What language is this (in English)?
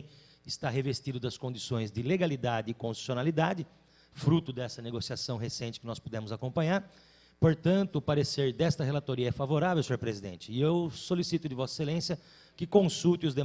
Portuguese